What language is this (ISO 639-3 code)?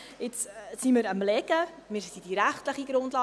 gsw